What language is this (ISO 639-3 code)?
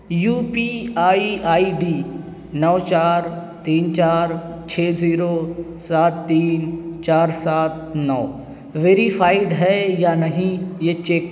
urd